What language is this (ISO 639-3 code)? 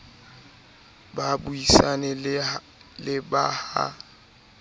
sot